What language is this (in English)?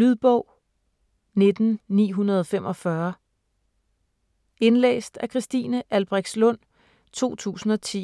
Danish